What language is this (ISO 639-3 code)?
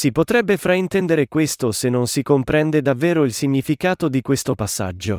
ita